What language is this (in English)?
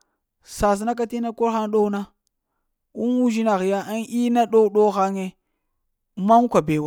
Lamang